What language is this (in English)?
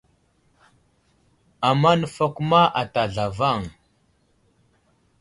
Wuzlam